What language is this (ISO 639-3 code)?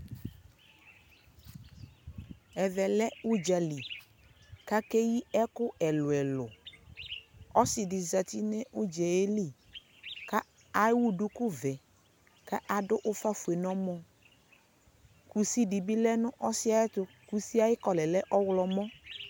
kpo